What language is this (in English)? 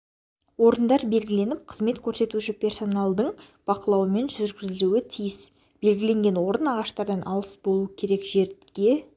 Kazakh